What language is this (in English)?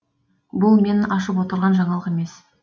Kazakh